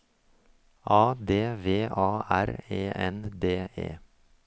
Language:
Norwegian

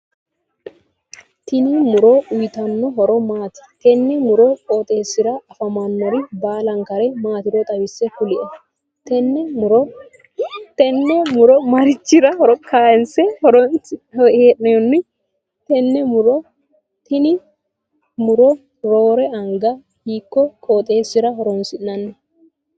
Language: Sidamo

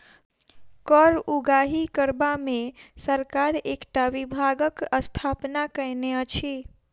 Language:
Maithili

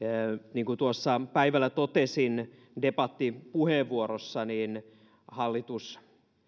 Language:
Finnish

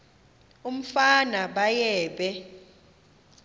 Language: Xhosa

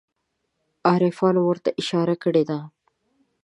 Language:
Pashto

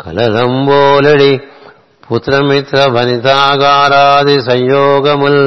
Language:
Telugu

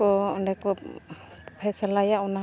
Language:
Santali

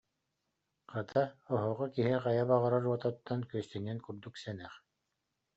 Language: Yakut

